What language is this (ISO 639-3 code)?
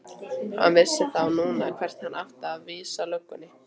isl